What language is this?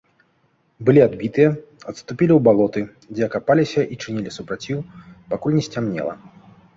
Belarusian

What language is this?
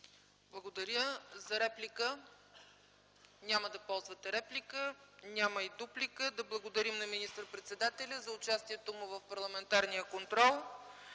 Bulgarian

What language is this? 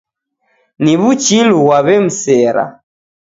Taita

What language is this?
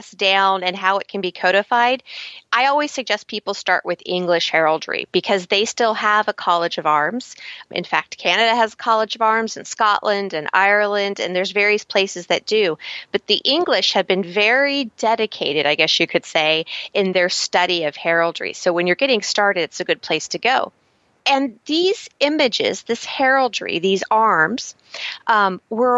English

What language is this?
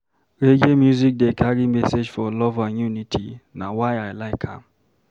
Nigerian Pidgin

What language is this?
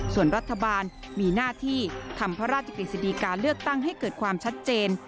Thai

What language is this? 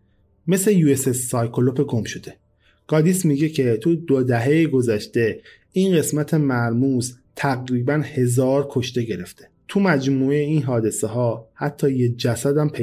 Persian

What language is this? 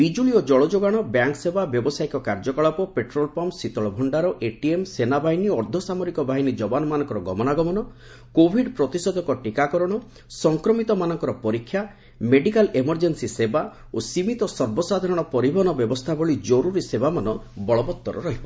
Odia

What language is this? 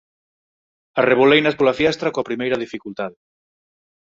Galician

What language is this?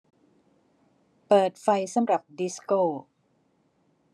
Thai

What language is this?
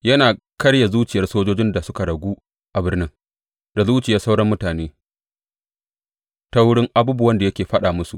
Hausa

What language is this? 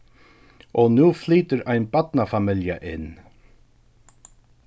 Faroese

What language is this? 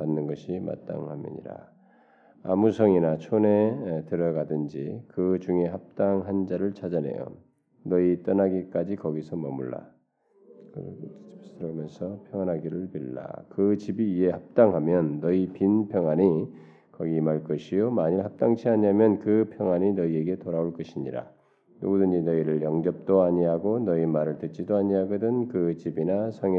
Korean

